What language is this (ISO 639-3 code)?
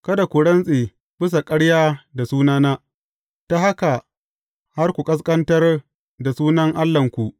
hau